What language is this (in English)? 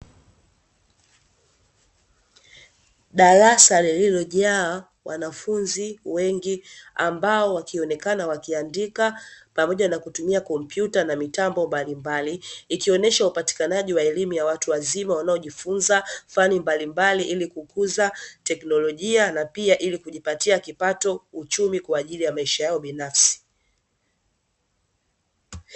Swahili